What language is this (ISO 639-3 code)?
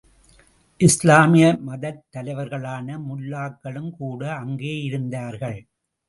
tam